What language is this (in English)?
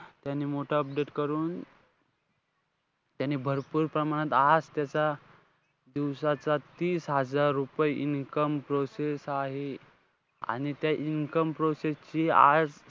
Marathi